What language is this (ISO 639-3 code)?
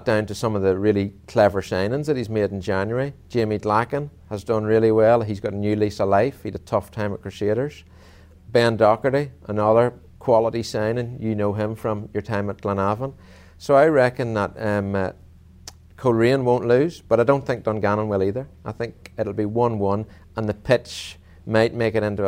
eng